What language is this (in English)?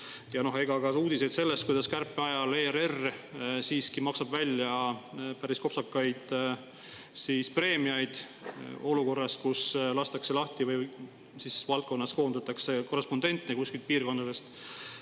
Estonian